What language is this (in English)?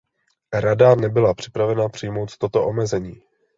Czech